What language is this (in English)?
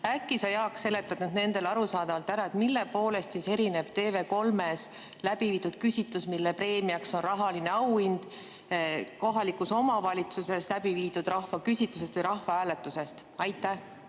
Estonian